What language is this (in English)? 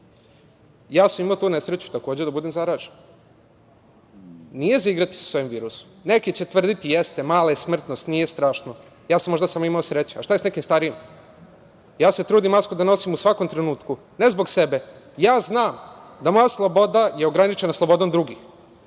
Serbian